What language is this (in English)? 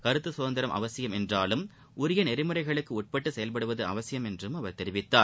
Tamil